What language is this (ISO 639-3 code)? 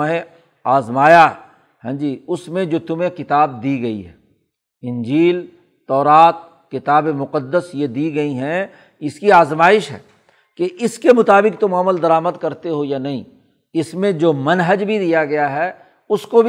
urd